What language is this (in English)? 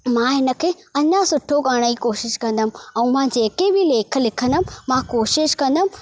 Sindhi